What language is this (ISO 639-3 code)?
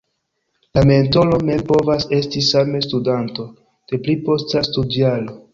epo